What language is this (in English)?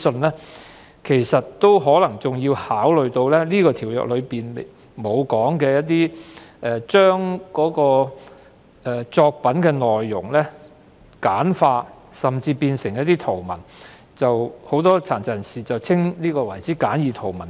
Cantonese